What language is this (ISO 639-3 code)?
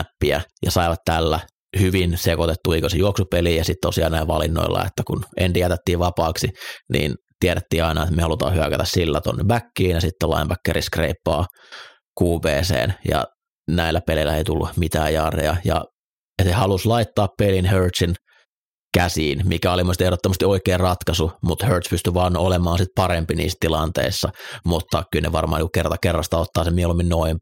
fin